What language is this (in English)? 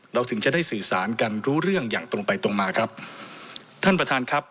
Thai